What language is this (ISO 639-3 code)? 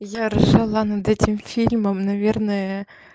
rus